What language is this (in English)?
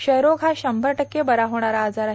Marathi